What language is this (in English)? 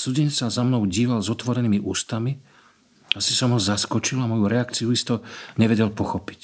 Slovak